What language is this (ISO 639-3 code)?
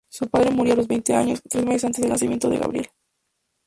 spa